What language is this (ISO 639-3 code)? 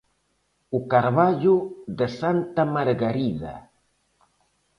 glg